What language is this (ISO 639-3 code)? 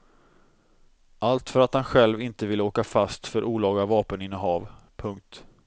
swe